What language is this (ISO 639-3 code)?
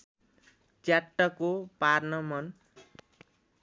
nep